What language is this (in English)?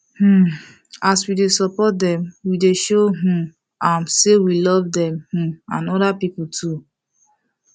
Nigerian Pidgin